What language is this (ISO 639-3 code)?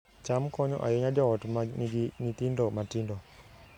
luo